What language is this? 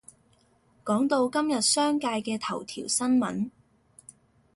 Cantonese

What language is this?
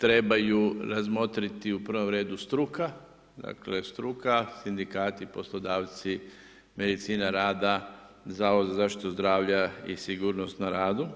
Croatian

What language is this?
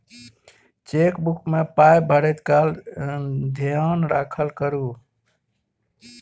Maithili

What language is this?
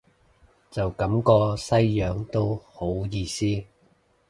Cantonese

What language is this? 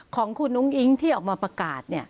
Thai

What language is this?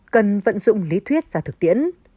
Vietnamese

